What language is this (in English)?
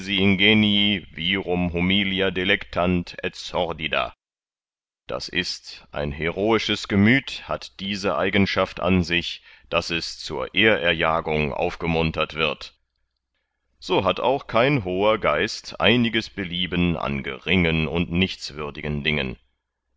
German